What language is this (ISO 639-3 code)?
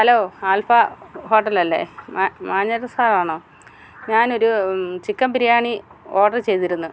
mal